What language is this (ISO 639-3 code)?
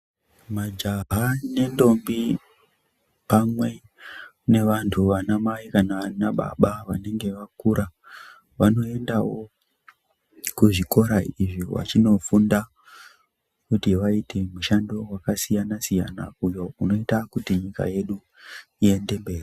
ndc